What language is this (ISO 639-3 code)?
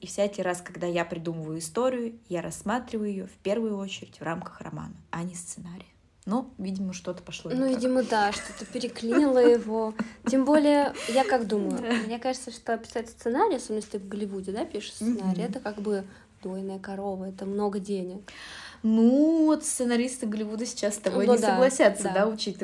rus